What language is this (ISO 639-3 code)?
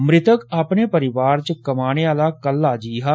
doi